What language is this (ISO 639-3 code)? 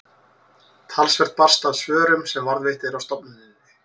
isl